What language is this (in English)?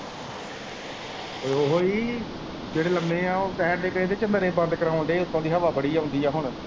Punjabi